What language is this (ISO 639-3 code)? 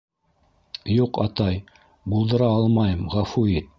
bak